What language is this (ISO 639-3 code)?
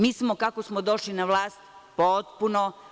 srp